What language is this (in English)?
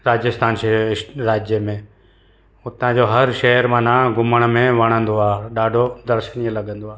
Sindhi